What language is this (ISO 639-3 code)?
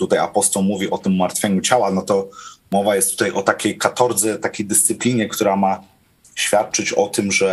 pol